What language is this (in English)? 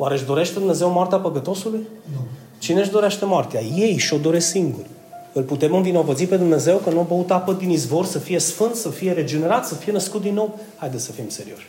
Romanian